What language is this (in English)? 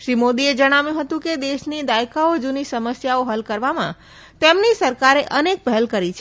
Gujarati